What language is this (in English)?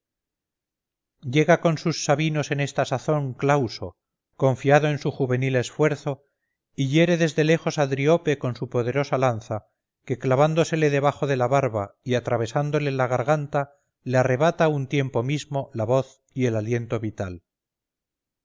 Spanish